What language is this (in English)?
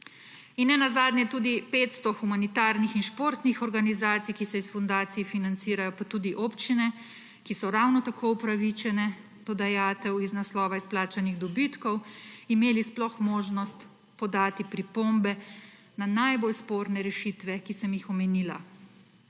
Slovenian